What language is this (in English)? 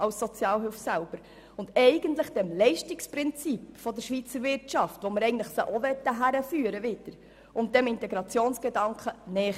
Swiss German